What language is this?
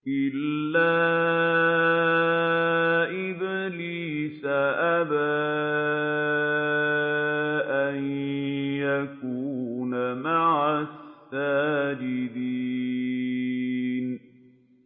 Arabic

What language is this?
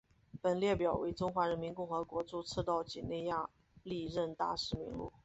Chinese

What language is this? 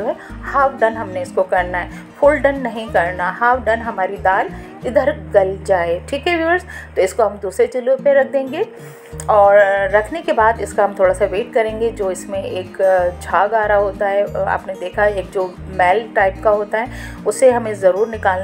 Hindi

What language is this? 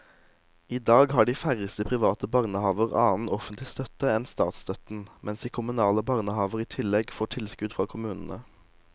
Norwegian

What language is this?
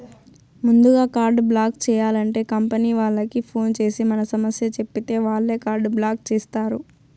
Telugu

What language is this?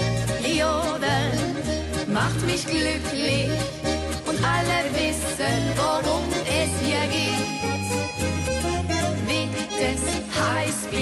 Dutch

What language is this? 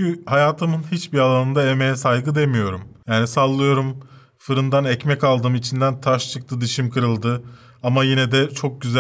Turkish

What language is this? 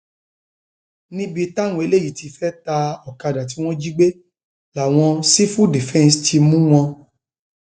Yoruba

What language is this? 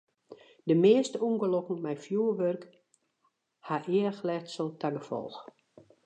Western Frisian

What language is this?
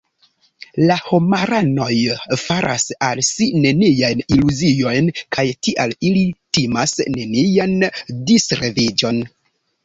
Esperanto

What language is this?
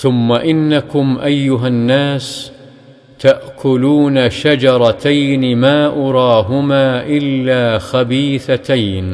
Arabic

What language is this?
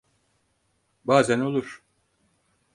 Turkish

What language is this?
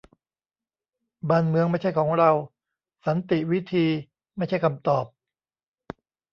Thai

